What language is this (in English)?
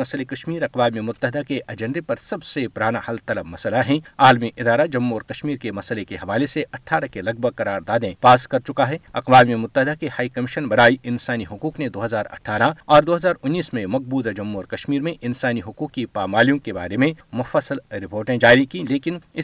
Urdu